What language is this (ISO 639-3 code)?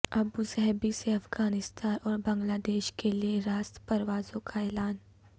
urd